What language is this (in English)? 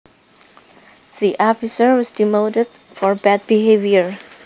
Javanese